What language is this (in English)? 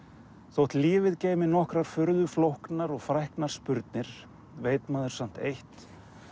Icelandic